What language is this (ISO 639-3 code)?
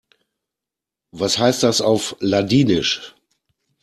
deu